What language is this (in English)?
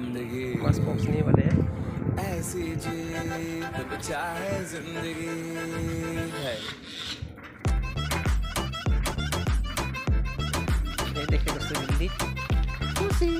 Hindi